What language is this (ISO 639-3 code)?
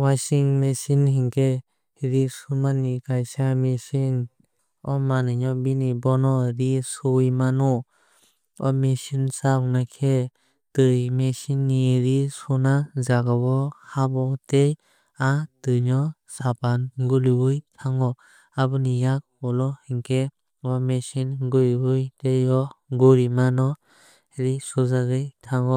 trp